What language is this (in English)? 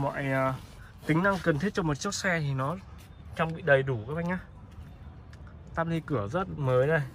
Vietnamese